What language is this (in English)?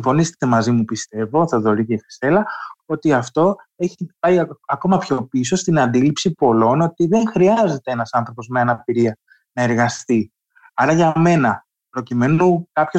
Greek